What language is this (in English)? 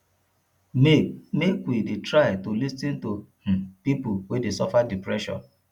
Nigerian Pidgin